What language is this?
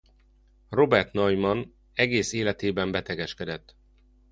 Hungarian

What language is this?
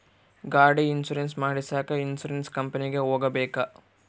Kannada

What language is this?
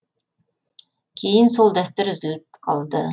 Kazakh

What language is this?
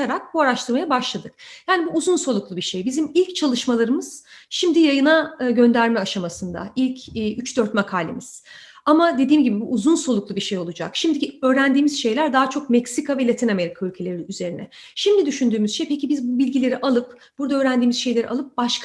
Turkish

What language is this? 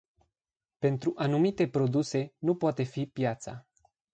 Romanian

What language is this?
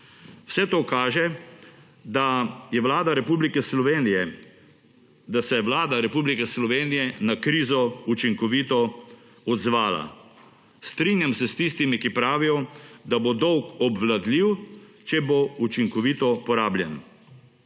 Slovenian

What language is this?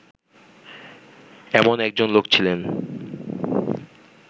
Bangla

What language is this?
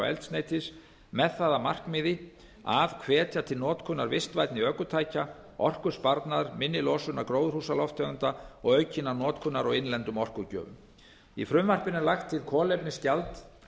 Icelandic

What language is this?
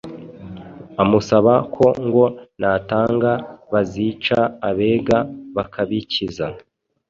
Kinyarwanda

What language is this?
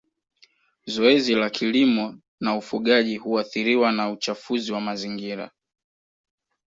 Swahili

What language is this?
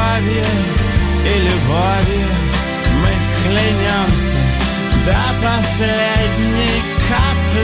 Russian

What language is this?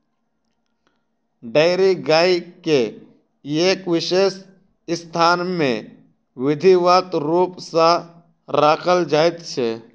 Maithili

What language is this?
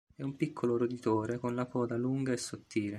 Italian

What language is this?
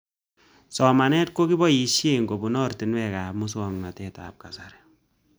Kalenjin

